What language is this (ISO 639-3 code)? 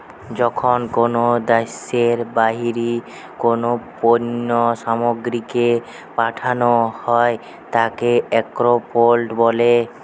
ben